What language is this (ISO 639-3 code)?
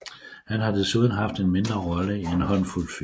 dan